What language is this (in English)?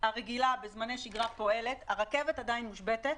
Hebrew